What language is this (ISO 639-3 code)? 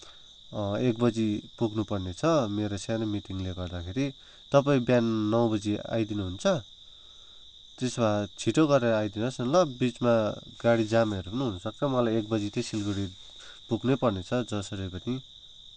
nep